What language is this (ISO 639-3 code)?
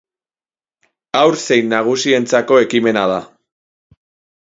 eus